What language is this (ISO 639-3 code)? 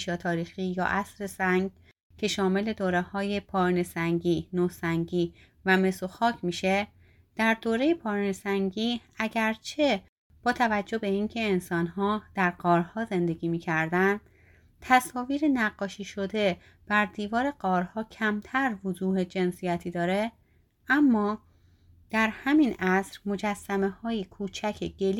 fas